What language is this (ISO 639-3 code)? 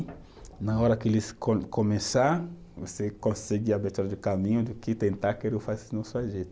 por